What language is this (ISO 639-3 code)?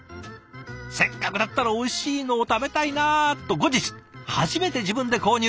jpn